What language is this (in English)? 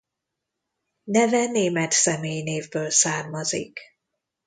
Hungarian